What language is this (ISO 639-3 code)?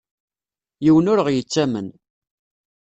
kab